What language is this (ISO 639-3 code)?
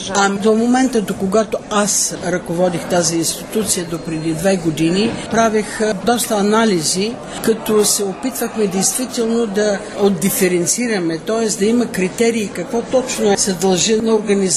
bul